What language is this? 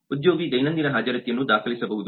Kannada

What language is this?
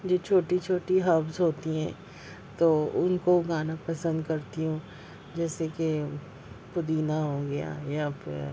Urdu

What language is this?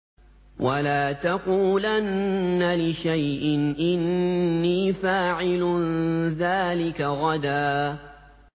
Arabic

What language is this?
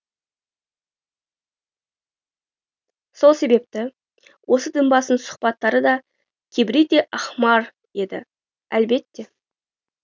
Kazakh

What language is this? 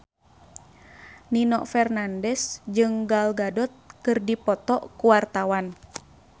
Sundanese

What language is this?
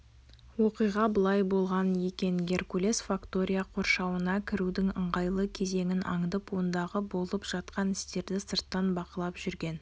Kazakh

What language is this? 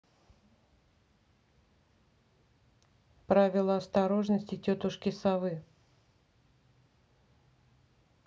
Russian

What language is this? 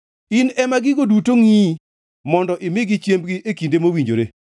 Luo (Kenya and Tanzania)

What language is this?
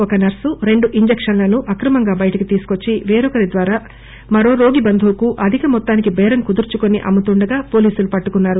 Telugu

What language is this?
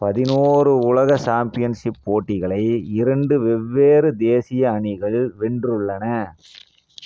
Tamil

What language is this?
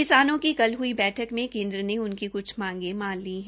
Hindi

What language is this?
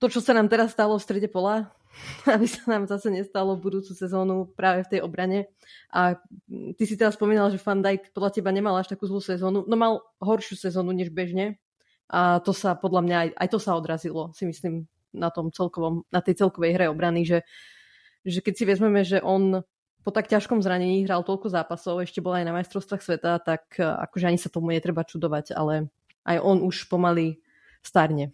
Slovak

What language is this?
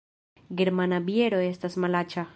Esperanto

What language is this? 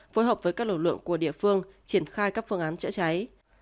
Vietnamese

